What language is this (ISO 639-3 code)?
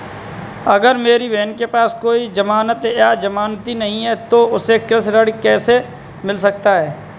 hin